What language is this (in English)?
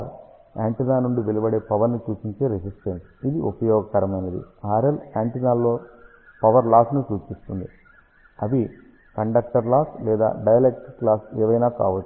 Telugu